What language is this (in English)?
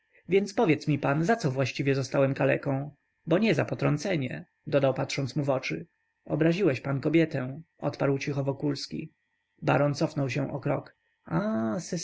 Polish